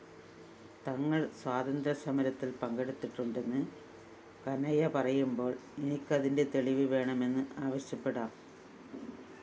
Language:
Malayalam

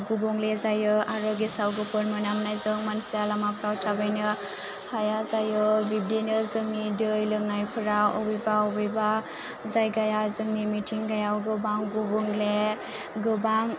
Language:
Bodo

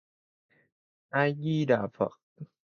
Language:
Vietnamese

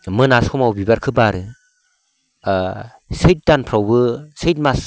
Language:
Bodo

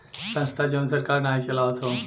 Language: Bhojpuri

